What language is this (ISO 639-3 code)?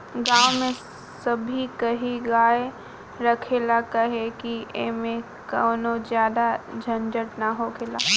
bho